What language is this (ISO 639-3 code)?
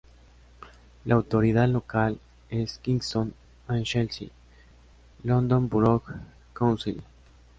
spa